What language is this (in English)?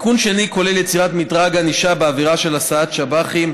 Hebrew